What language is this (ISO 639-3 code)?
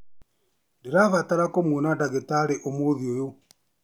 kik